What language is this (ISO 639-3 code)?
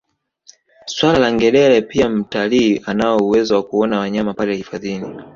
swa